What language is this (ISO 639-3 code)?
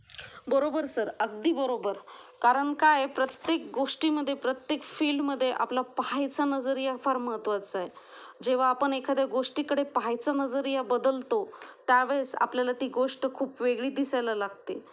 mar